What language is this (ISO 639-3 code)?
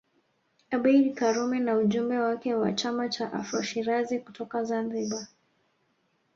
swa